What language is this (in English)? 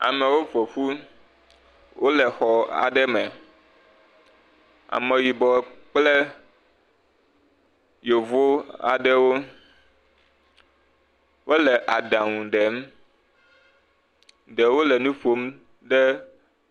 Ewe